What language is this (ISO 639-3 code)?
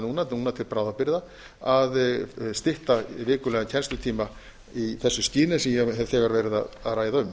isl